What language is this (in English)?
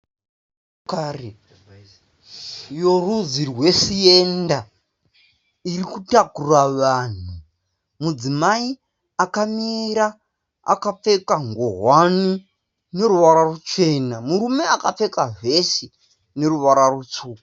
Shona